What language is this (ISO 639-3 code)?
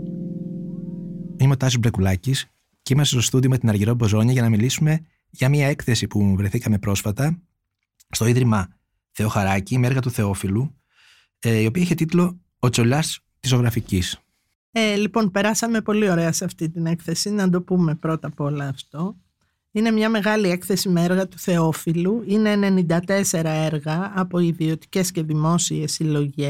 ell